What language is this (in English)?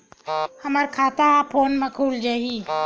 Chhattisgarhi